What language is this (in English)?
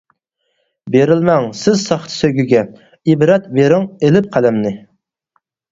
Uyghur